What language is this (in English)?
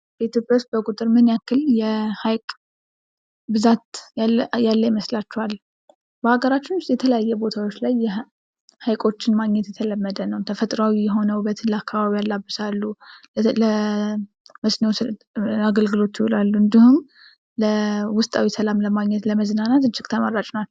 Amharic